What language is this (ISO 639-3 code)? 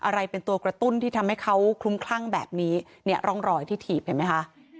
tha